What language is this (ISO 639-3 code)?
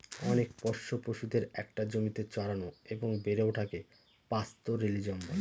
ben